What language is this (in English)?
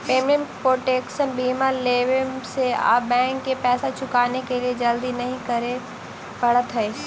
Magahi